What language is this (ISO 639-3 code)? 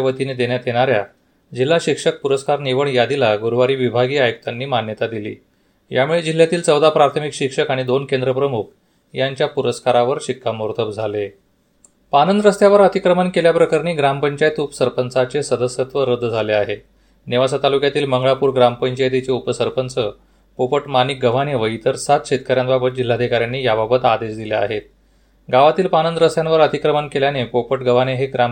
mar